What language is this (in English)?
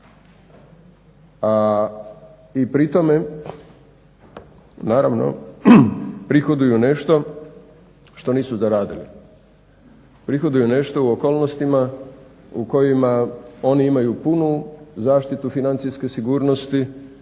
Croatian